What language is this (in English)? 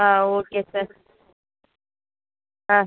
Tamil